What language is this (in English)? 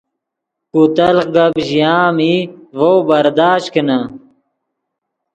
Yidgha